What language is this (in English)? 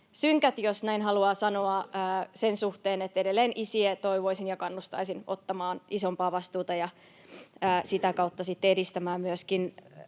Finnish